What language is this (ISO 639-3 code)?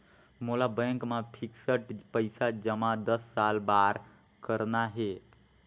hne